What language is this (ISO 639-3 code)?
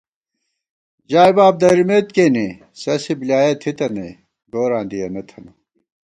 gwt